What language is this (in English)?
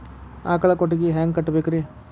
Kannada